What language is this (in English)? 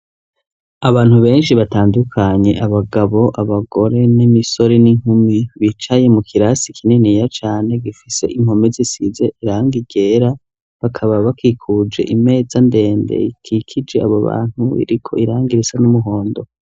Rundi